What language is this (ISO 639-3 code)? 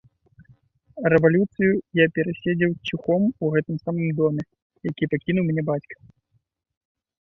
bel